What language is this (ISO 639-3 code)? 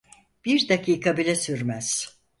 tur